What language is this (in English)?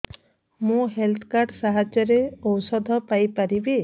Odia